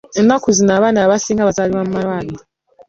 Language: Ganda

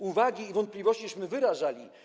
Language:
Polish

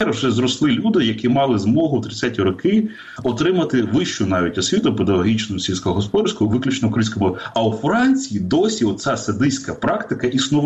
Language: Ukrainian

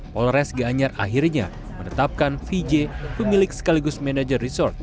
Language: Indonesian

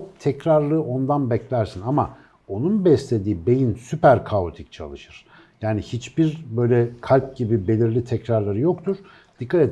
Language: Turkish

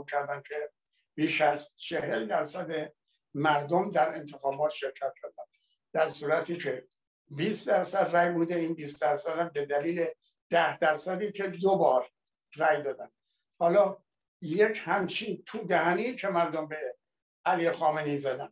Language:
Persian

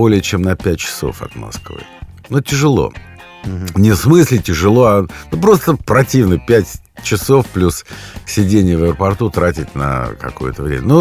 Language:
Russian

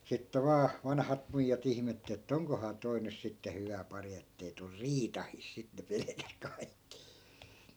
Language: Finnish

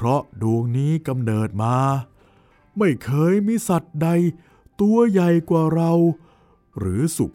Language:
Thai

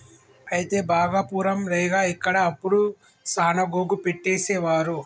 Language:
Telugu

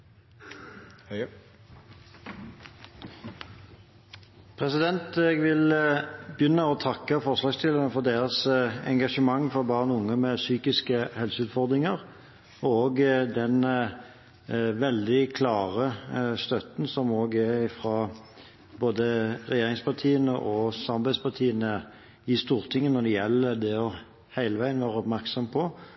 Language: Norwegian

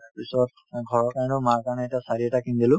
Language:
Assamese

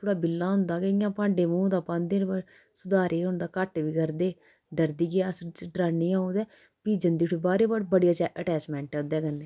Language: Dogri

